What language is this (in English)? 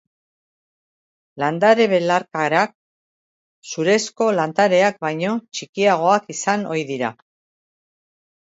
Basque